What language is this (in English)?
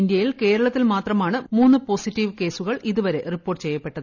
Malayalam